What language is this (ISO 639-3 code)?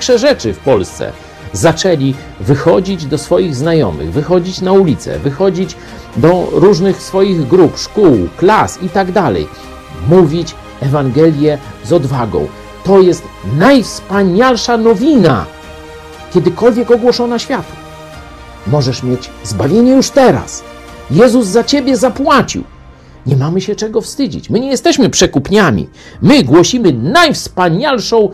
pol